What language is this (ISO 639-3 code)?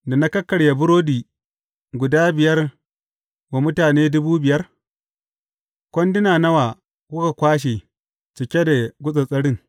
hau